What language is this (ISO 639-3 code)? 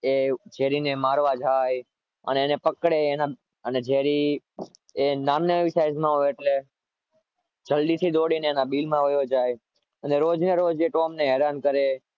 guj